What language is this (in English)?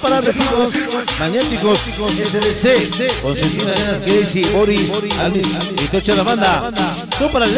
Spanish